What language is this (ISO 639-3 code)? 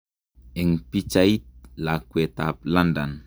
kln